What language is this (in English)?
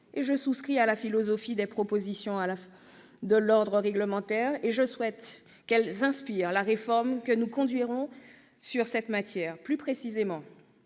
French